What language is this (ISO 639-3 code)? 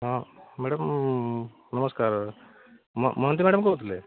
ori